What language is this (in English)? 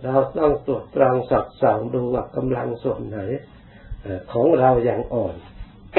Thai